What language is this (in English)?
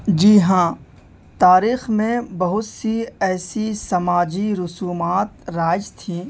Urdu